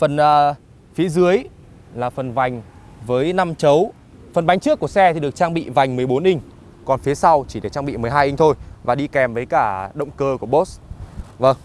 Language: Vietnamese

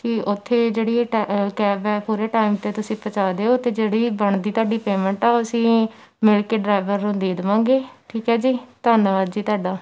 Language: Punjabi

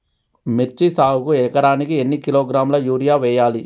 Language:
Telugu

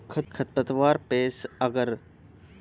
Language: Bhojpuri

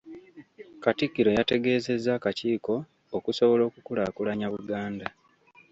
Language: Ganda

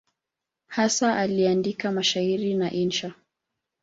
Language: Swahili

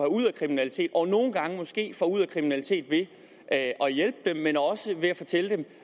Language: Danish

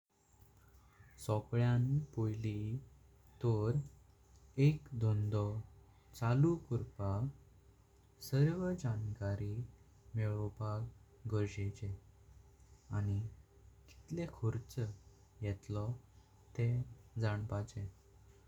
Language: Konkani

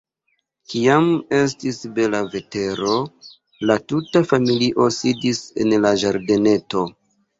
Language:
Esperanto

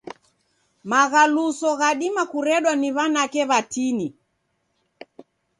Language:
Taita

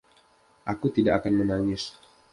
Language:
Indonesian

